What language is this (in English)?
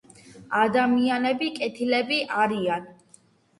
Georgian